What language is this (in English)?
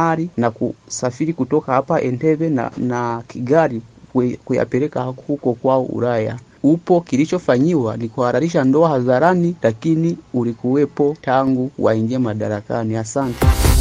Swahili